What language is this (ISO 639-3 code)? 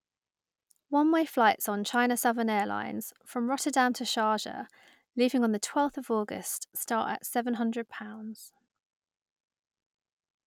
eng